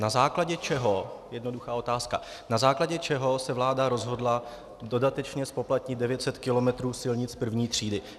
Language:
Czech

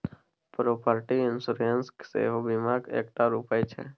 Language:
Maithili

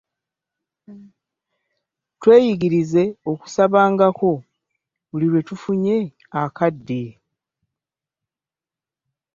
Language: Ganda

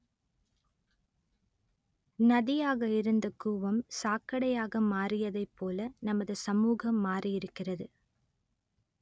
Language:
Tamil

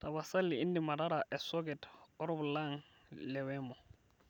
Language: Masai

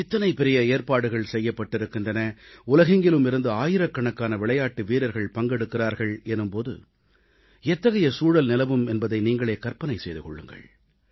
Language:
Tamil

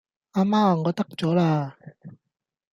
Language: Cantonese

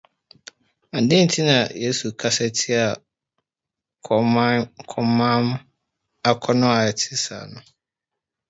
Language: Akan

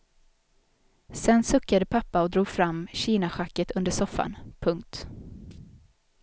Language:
Swedish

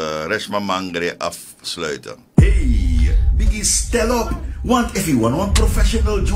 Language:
Dutch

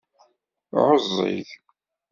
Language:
Kabyle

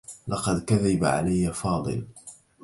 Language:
Arabic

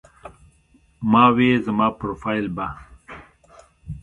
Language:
Pashto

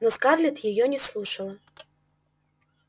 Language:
Russian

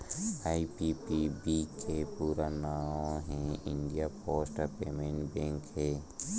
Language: Chhattisgarhi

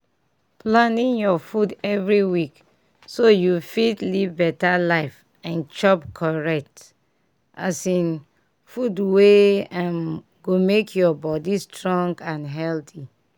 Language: Nigerian Pidgin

